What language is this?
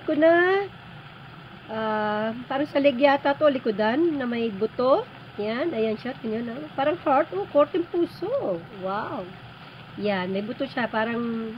Filipino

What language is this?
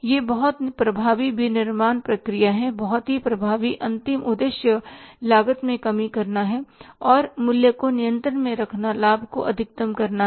Hindi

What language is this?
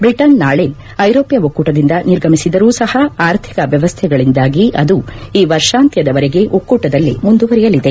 Kannada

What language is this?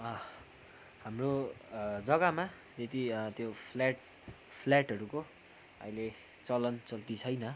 Nepali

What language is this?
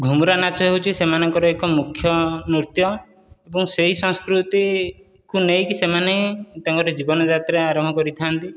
Odia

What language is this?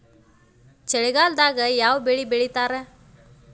Kannada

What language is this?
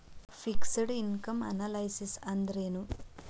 Kannada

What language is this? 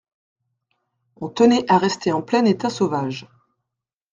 French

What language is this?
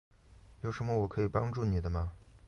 Chinese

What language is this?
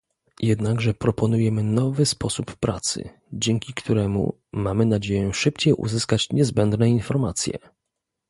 Polish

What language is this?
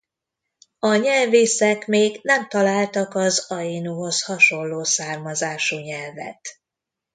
Hungarian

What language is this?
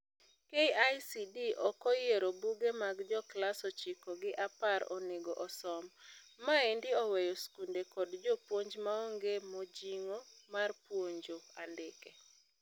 Luo (Kenya and Tanzania)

